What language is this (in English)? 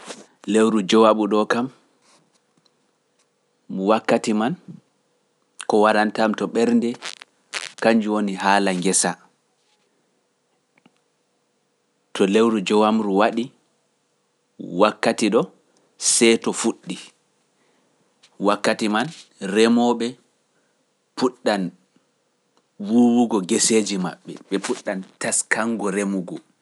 Pular